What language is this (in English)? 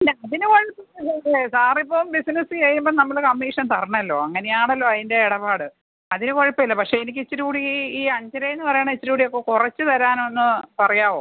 Malayalam